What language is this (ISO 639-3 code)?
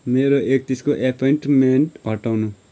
nep